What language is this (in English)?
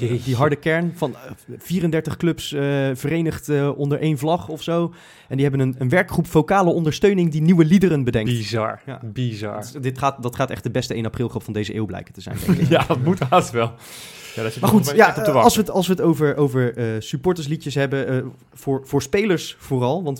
Dutch